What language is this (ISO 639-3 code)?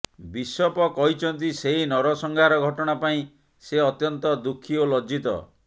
ori